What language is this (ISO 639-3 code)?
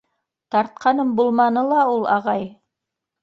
bak